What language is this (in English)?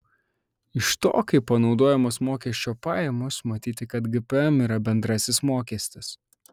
Lithuanian